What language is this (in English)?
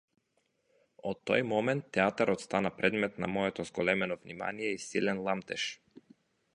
Macedonian